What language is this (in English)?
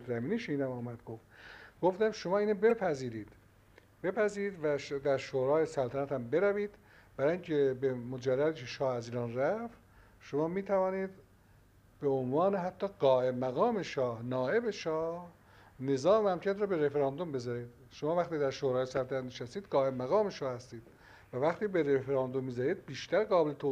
Persian